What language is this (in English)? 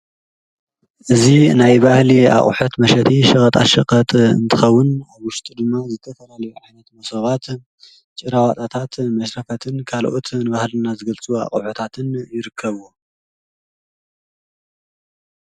Tigrinya